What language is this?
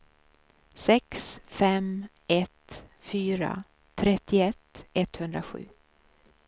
Swedish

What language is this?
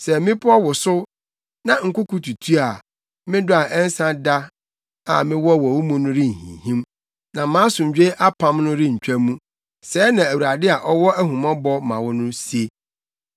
Akan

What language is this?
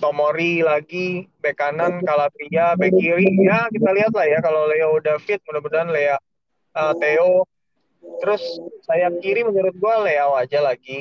Indonesian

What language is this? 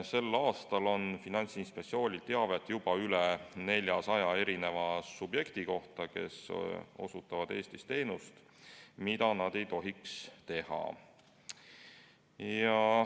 Estonian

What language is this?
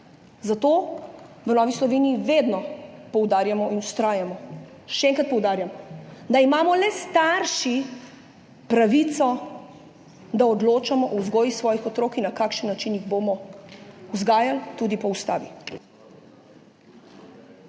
Slovenian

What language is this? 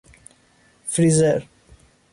Persian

